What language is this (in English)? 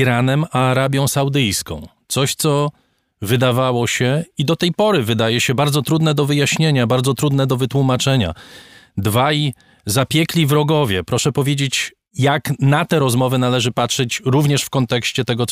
Polish